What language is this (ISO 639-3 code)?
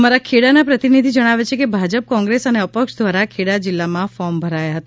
guj